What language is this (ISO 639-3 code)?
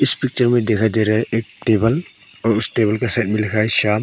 hin